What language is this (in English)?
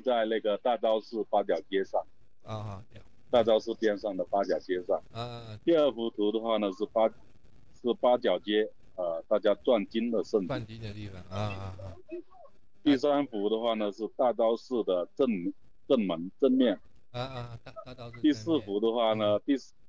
Chinese